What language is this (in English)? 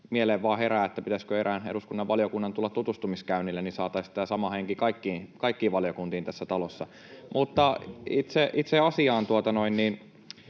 Finnish